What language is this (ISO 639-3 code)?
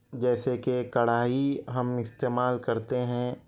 urd